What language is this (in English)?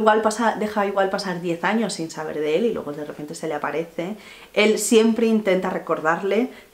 Spanish